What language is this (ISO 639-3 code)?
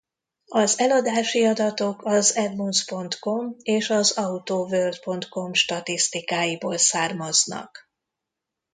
hun